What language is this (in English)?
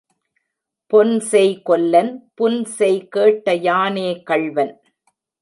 Tamil